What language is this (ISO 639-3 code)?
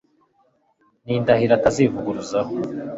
kin